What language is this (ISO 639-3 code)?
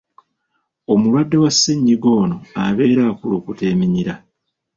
lug